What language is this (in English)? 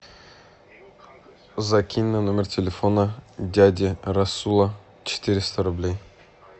Russian